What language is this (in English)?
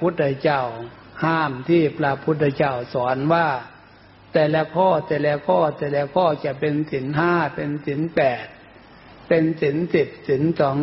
Thai